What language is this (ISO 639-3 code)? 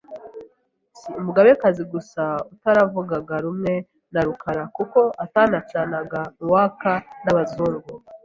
kin